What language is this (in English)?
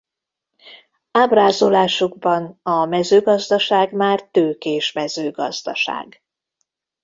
Hungarian